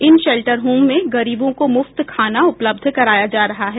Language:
Hindi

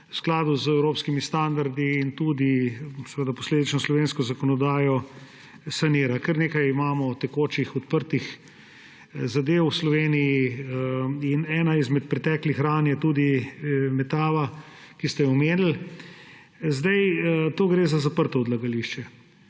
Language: Slovenian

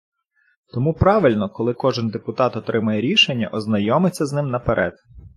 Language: Ukrainian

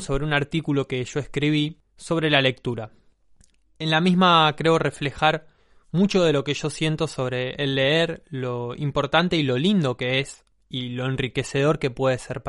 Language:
Spanish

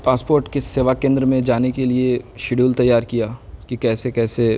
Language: Urdu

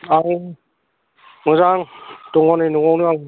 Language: Bodo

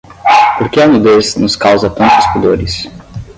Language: Portuguese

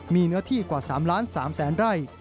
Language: Thai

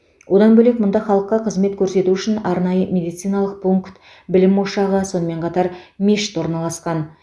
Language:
Kazakh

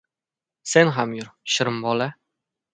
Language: Uzbek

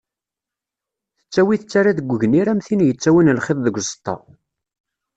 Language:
Kabyle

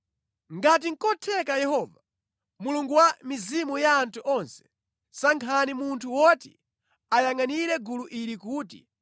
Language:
Nyanja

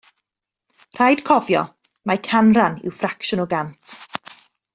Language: Welsh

